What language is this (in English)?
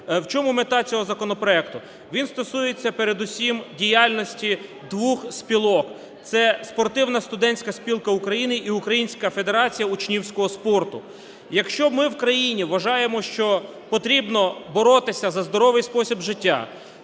Ukrainian